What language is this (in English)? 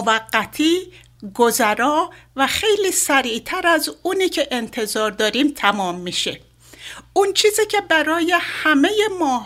Persian